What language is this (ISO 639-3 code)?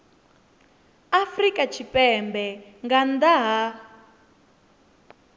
ven